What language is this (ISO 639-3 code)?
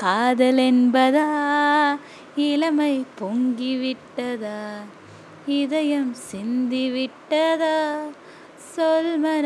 tam